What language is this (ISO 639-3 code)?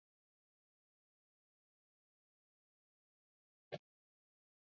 swa